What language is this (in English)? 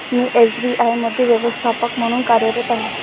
Marathi